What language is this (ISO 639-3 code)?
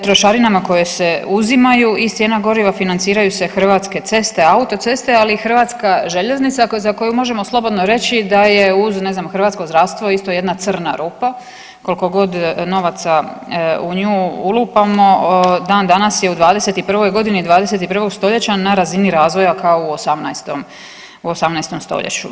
hrv